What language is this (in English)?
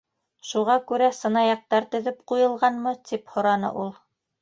Bashkir